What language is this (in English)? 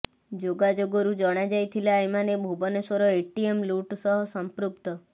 Odia